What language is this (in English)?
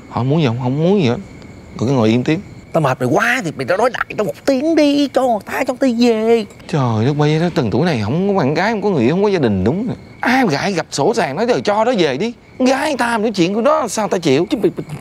Vietnamese